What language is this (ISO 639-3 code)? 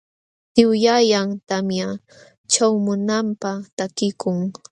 qxw